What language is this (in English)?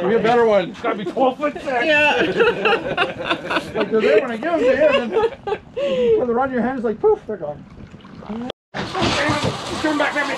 English